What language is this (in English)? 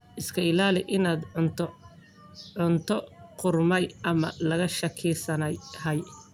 Somali